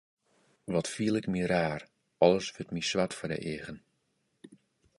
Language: Western Frisian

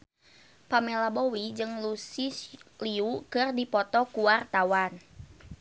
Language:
Sundanese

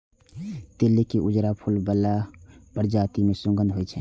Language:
Maithili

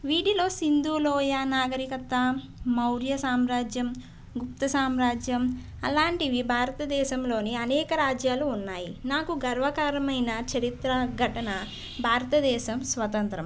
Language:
Telugu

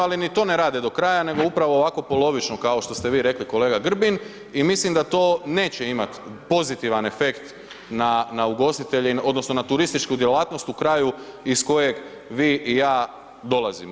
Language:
Croatian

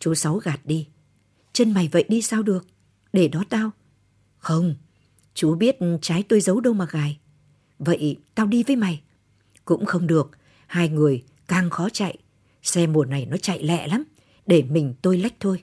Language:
Vietnamese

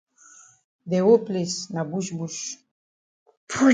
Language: Cameroon Pidgin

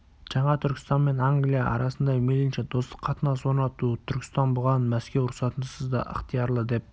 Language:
Kazakh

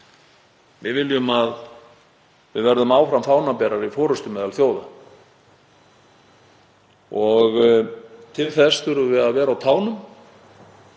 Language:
Icelandic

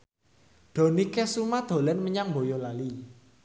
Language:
Javanese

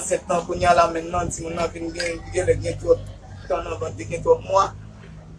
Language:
French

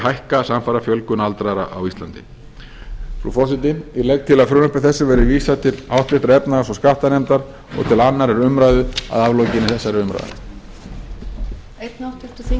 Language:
Icelandic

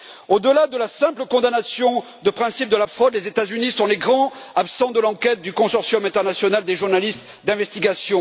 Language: French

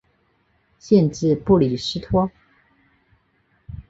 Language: Chinese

